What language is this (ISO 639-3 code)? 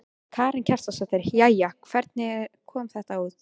isl